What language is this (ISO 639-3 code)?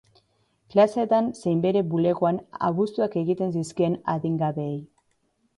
eus